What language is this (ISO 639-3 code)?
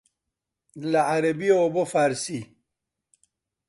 ckb